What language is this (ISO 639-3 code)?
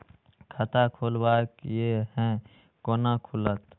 mai